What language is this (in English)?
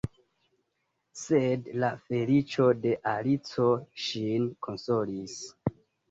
Esperanto